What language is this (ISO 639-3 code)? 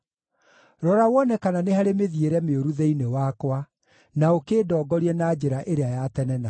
kik